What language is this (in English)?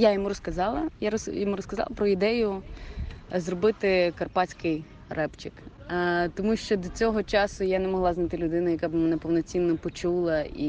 Ukrainian